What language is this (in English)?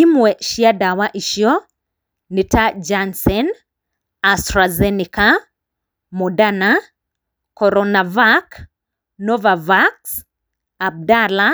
Kikuyu